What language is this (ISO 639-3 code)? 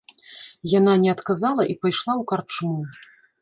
bel